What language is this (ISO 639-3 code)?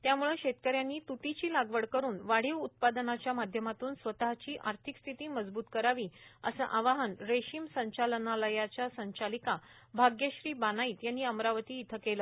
mar